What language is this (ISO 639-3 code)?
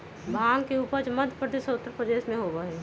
mag